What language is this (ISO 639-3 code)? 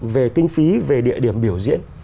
vie